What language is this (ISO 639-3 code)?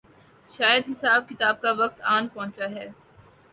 urd